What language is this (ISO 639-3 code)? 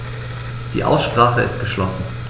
deu